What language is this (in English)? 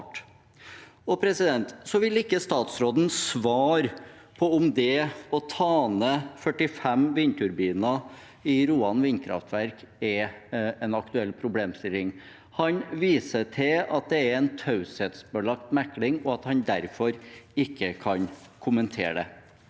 Norwegian